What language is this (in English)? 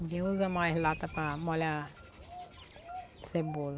Portuguese